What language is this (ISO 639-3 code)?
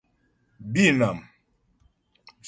bbj